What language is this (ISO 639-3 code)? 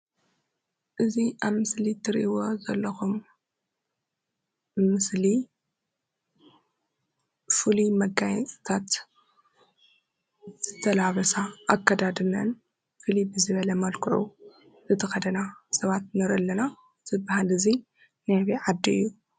tir